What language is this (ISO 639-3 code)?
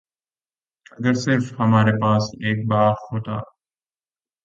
urd